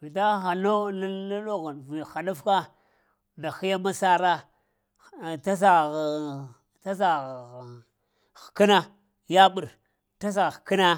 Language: Lamang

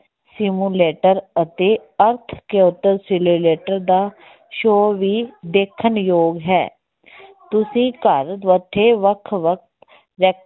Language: Punjabi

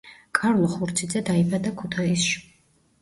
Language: Georgian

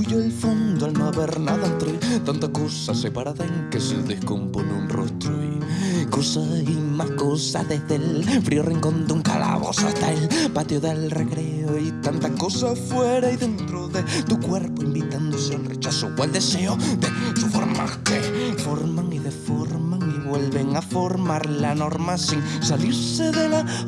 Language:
Spanish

